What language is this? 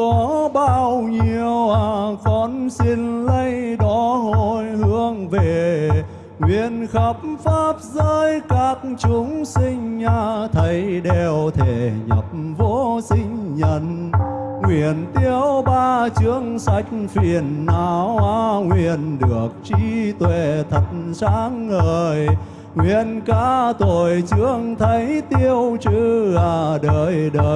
Vietnamese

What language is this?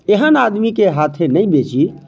Maithili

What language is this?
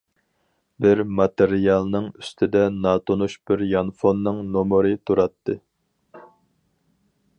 Uyghur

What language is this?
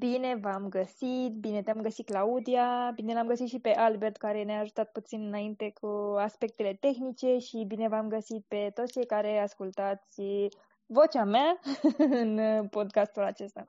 Romanian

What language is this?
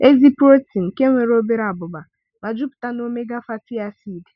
Igbo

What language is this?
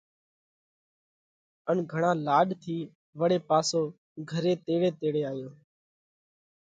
Parkari Koli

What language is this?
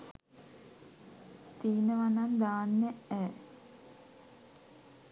Sinhala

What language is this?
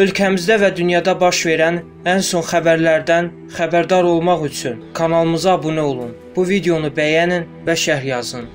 Turkish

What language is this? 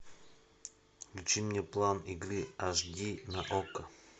Russian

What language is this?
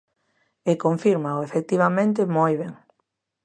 Galician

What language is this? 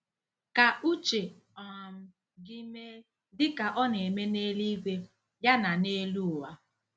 Igbo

